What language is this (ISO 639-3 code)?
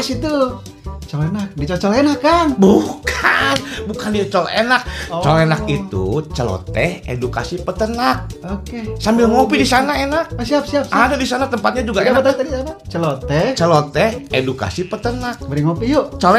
ind